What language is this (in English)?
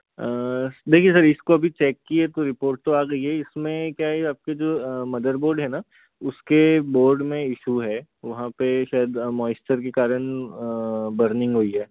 Hindi